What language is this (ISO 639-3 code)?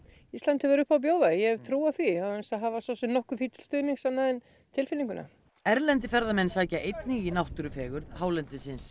isl